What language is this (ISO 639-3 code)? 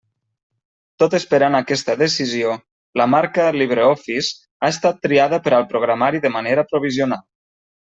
cat